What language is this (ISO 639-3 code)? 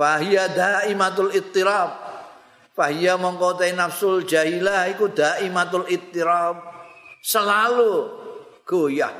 ind